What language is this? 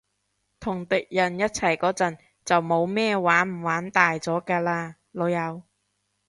Cantonese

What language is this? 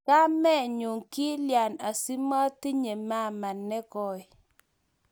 Kalenjin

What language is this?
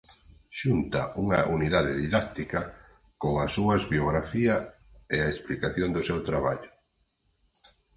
Galician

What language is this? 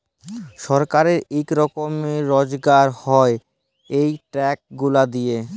Bangla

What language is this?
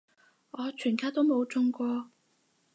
Cantonese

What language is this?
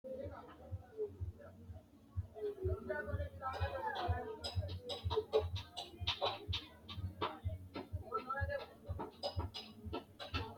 Sidamo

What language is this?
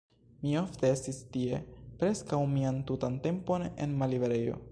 Esperanto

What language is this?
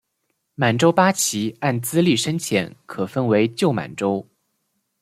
Chinese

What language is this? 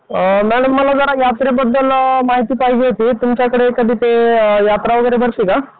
Marathi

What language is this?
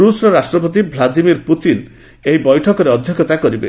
Odia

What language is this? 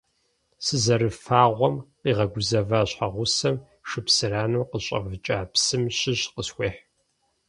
Kabardian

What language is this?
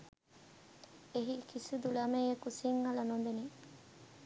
Sinhala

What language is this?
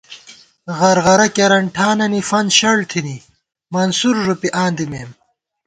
Gawar-Bati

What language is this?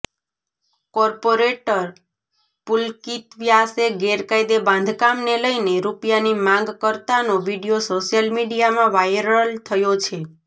Gujarati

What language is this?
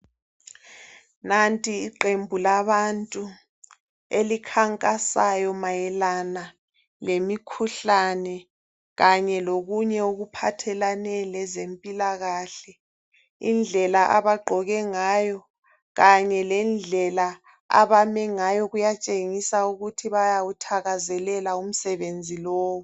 North Ndebele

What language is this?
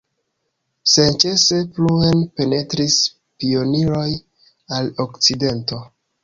Esperanto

